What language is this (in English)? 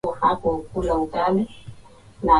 Swahili